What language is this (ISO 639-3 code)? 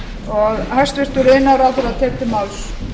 isl